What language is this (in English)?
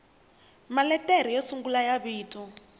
Tsonga